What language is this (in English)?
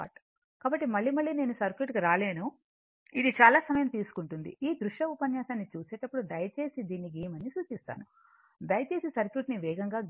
Telugu